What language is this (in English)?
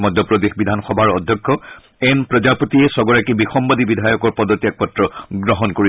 Assamese